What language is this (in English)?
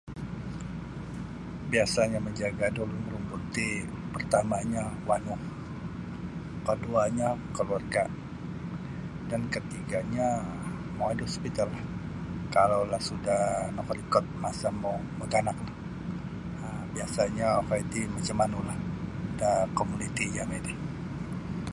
Sabah Bisaya